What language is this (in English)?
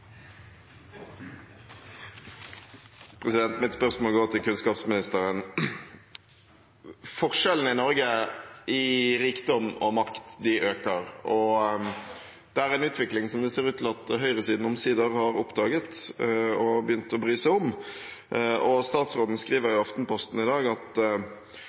Norwegian